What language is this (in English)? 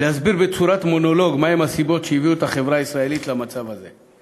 Hebrew